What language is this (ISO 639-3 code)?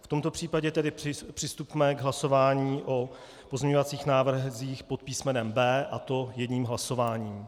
ces